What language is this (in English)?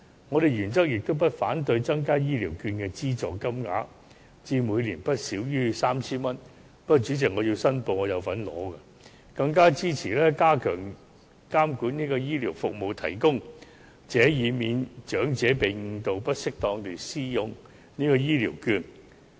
Cantonese